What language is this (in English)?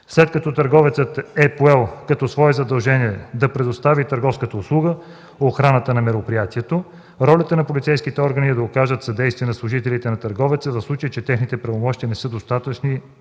Bulgarian